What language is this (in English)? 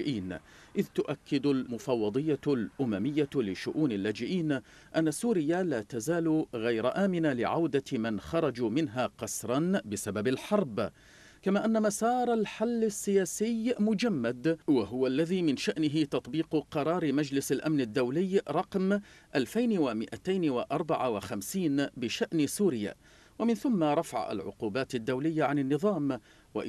Arabic